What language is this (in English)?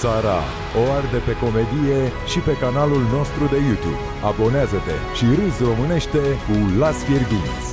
Romanian